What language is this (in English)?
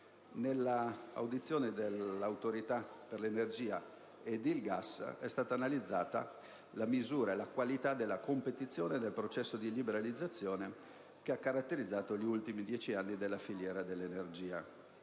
Italian